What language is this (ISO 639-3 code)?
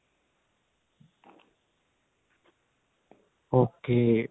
pan